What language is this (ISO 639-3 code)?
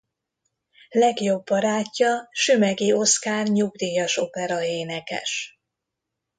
hun